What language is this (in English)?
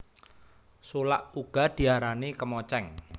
Javanese